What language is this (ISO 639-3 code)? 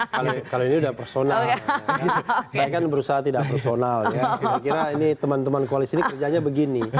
ind